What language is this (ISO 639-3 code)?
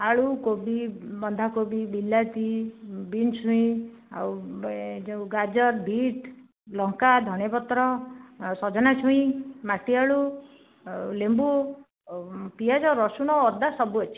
ori